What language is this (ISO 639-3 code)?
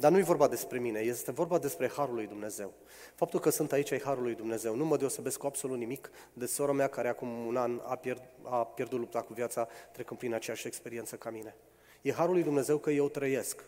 ron